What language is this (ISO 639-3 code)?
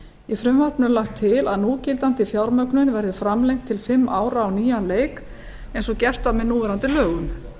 isl